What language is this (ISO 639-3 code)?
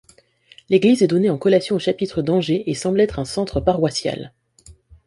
fra